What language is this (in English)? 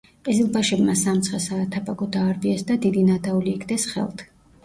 Georgian